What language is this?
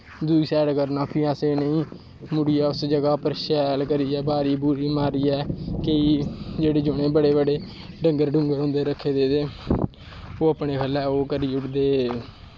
Dogri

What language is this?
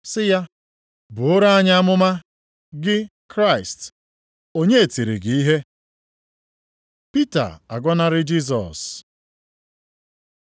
Igbo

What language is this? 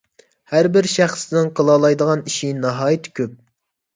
Uyghur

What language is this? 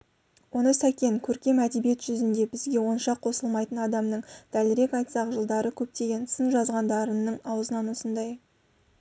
Kazakh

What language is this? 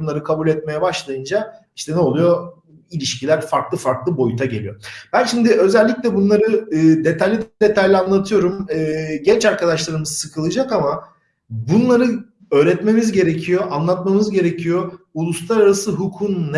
Turkish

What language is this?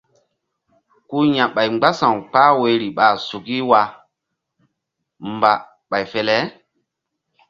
Mbum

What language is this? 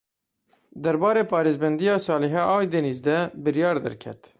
Kurdish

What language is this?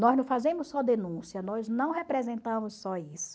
Portuguese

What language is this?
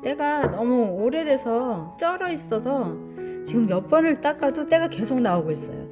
Korean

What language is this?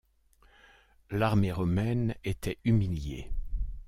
French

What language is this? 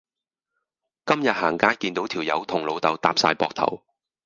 Cantonese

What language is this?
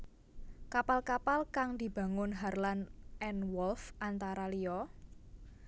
Javanese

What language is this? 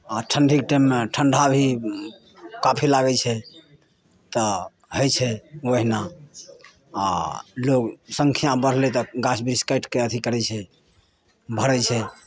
Maithili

